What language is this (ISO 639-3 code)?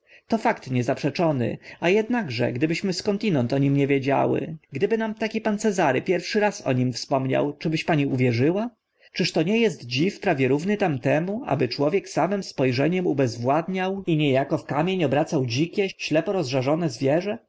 pol